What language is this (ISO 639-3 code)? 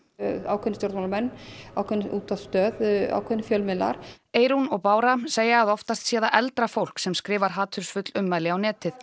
isl